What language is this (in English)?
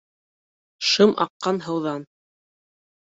Bashkir